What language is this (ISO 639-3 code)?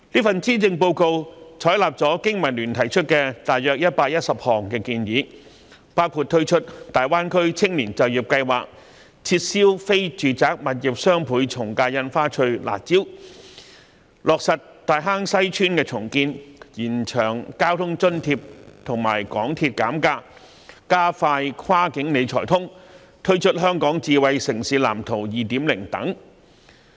yue